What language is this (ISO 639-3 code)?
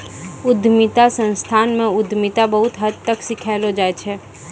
mai